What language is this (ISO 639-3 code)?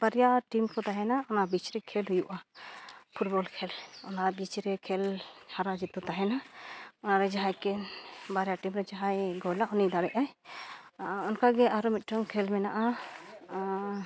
sat